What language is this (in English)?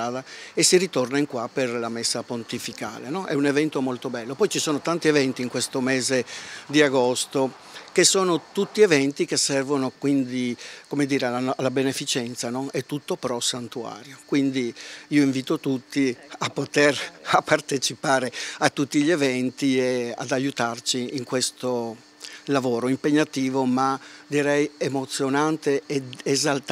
Italian